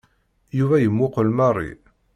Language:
Kabyle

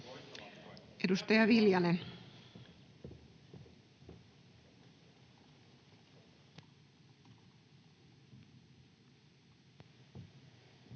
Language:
Finnish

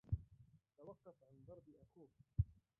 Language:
Arabic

